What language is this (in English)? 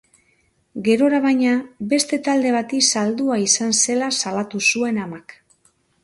Basque